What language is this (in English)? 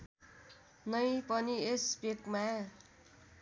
Nepali